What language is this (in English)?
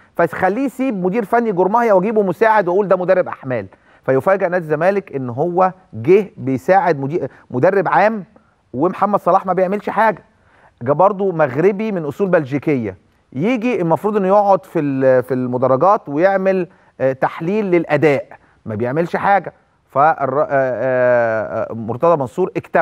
Arabic